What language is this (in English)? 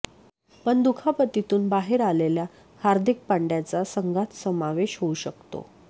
Marathi